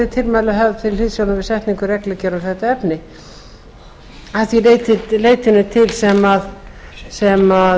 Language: Icelandic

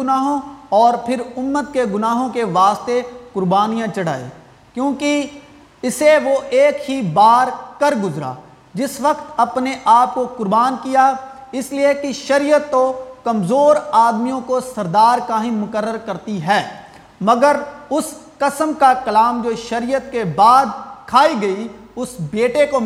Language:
Urdu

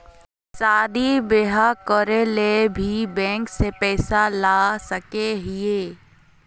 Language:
Magahi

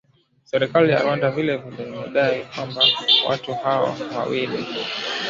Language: Swahili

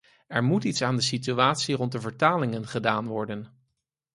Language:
Dutch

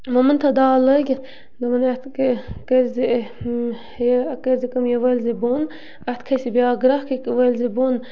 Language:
Kashmiri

